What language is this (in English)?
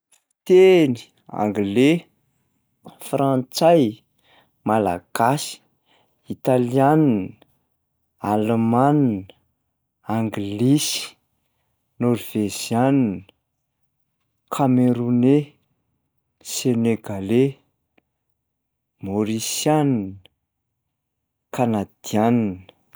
Malagasy